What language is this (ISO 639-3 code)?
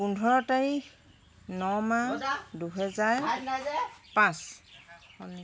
asm